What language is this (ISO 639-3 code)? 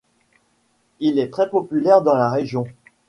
fra